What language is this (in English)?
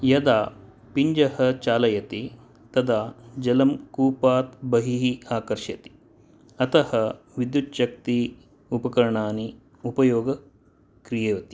Sanskrit